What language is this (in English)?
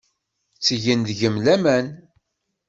Kabyle